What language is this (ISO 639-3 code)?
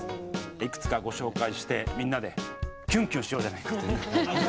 jpn